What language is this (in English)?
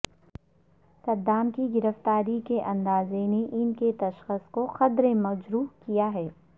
Urdu